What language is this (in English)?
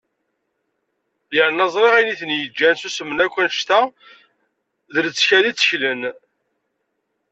Kabyle